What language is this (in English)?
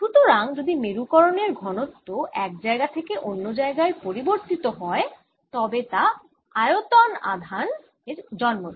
Bangla